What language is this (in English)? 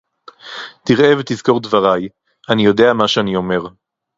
Hebrew